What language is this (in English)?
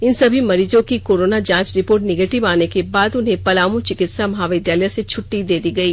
Hindi